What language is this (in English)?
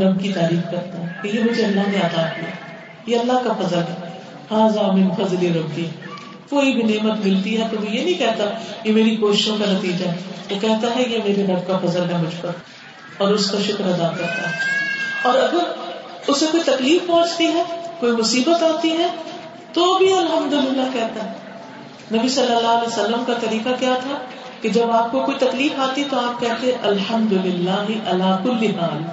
Urdu